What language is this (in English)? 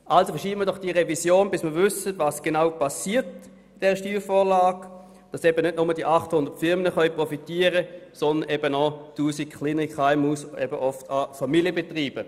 Swiss German